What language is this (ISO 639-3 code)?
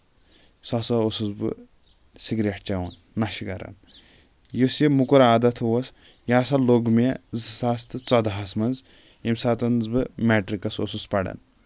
kas